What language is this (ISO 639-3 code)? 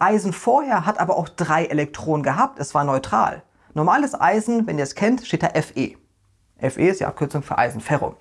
deu